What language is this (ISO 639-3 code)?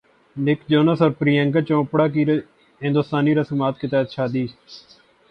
urd